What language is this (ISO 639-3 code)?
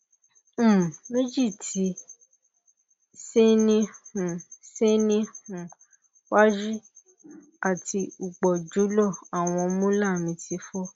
yor